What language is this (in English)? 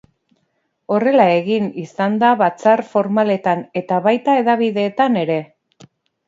Basque